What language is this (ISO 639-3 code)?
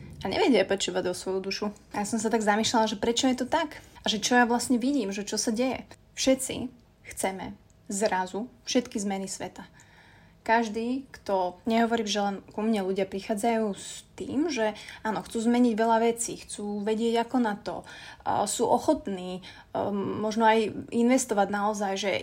slk